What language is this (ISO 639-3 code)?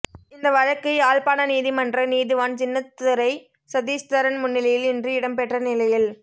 tam